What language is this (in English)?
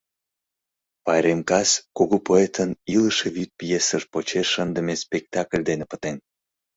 Mari